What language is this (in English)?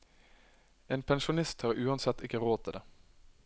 Norwegian